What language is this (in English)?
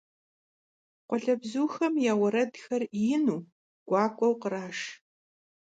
Kabardian